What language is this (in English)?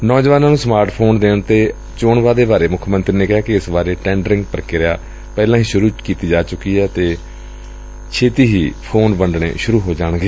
Punjabi